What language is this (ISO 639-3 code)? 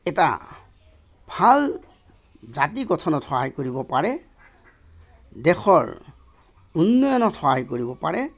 asm